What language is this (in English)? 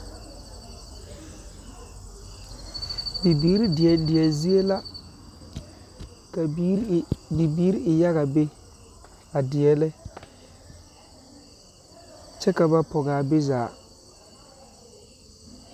Southern Dagaare